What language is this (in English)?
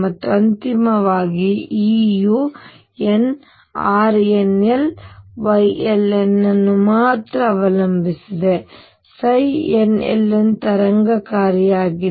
Kannada